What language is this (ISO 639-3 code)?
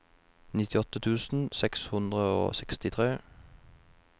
nor